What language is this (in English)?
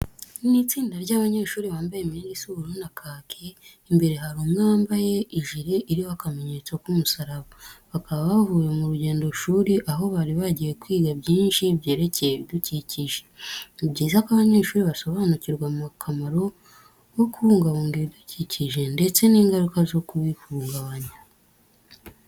Kinyarwanda